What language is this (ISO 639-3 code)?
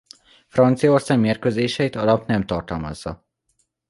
hun